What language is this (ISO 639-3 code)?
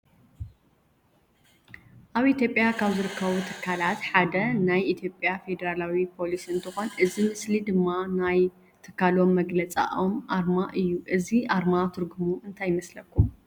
tir